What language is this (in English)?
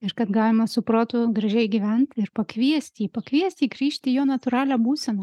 Lithuanian